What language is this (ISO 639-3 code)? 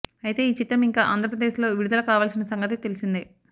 tel